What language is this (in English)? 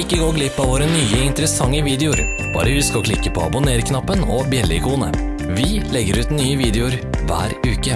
Norwegian